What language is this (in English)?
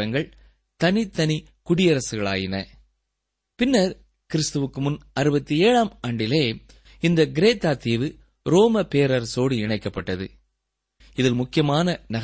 Tamil